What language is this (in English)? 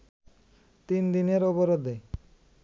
Bangla